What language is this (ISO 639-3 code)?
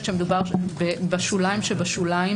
heb